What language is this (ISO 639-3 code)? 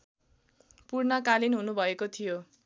nep